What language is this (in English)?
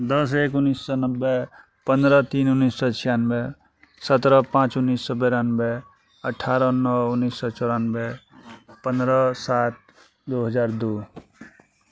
Maithili